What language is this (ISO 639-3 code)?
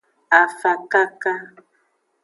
ajg